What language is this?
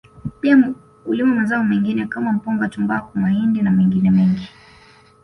Swahili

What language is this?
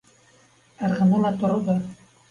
Bashkir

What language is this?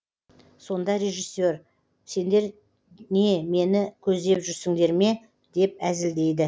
Kazakh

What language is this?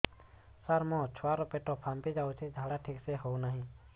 Odia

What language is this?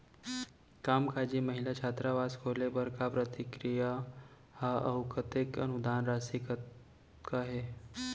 Chhattisgarhi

